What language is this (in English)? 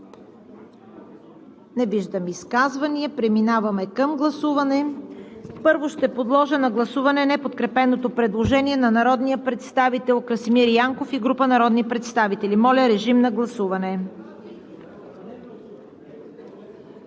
Bulgarian